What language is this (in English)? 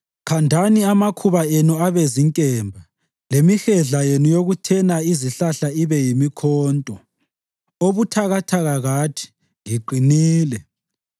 North Ndebele